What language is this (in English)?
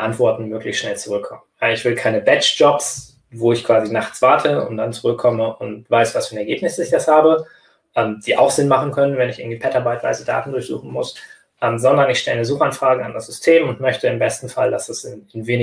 German